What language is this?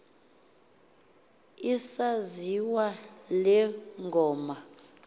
Xhosa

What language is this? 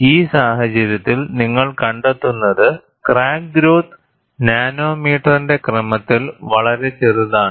Malayalam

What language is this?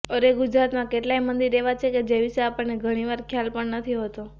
Gujarati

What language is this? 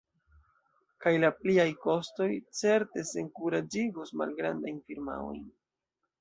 Esperanto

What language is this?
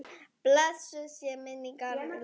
Icelandic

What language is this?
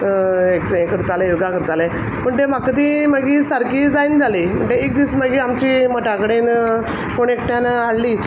Konkani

